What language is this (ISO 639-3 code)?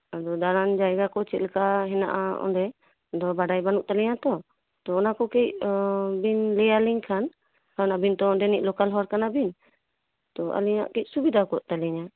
sat